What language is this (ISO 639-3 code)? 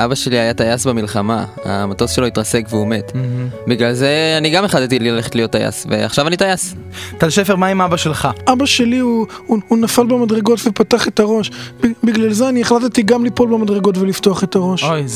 heb